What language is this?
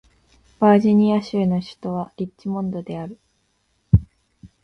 Japanese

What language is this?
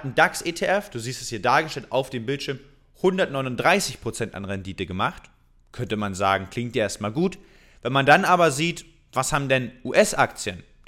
German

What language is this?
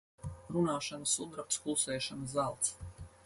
Latvian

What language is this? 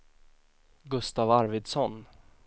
Swedish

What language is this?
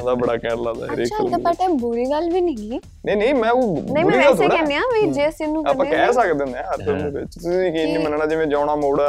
Punjabi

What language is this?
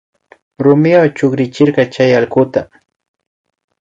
Imbabura Highland Quichua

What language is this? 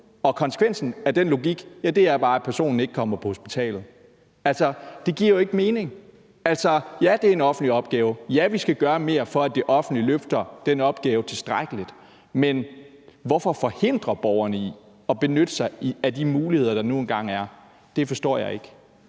Danish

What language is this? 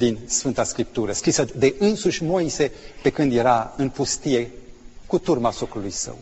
Romanian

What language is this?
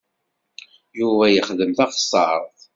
Kabyle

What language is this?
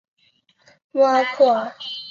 Chinese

